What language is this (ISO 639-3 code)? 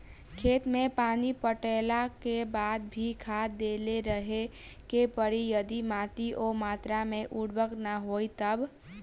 bho